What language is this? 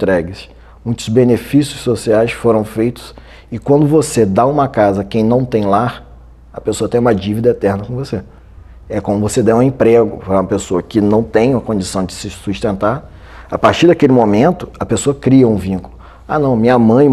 Portuguese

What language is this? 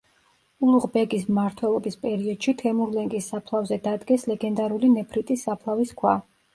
Georgian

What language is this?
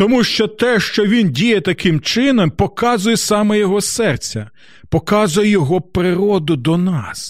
Ukrainian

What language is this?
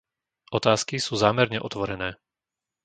Slovak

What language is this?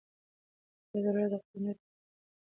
Pashto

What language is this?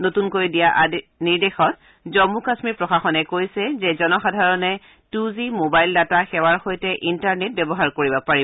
Assamese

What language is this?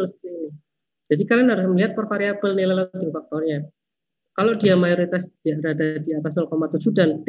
Indonesian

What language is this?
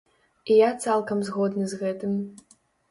Belarusian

